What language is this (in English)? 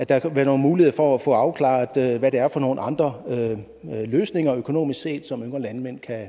Danish